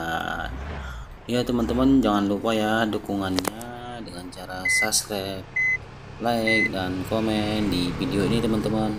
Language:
Indonesian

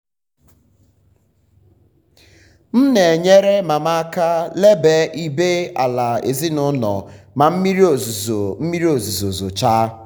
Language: Igbo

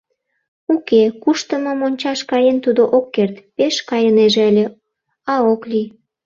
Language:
Mari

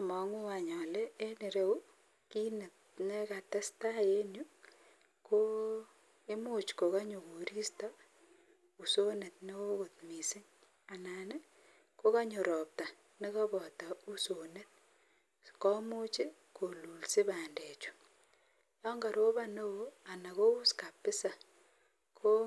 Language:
Kalenjin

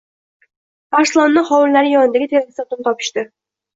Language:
Uzbek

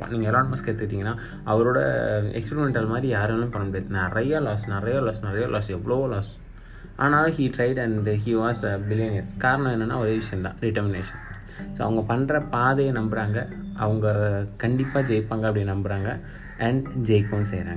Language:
Tamil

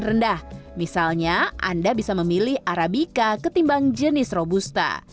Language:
Indonesian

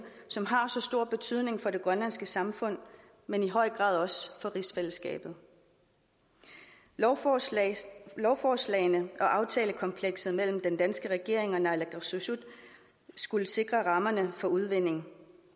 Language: Danish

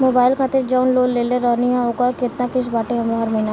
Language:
Bhojpuri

